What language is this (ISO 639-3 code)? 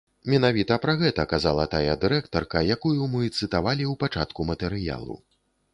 bel